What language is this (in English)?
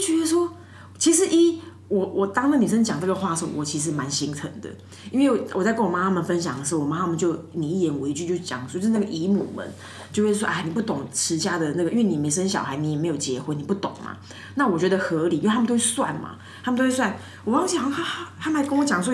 Chinese